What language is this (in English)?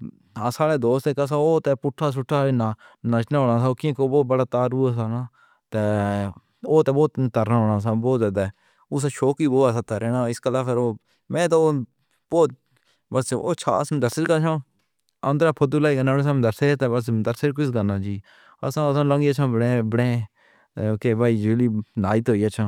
Pahari-Potwari